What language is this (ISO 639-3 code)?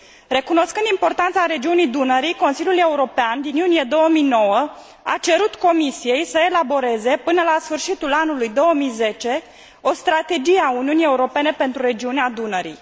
ron